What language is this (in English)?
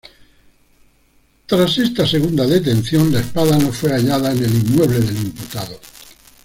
Spanish